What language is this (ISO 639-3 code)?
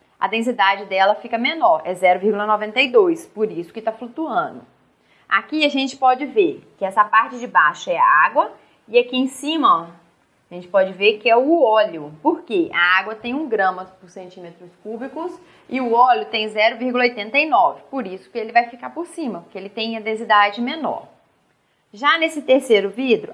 por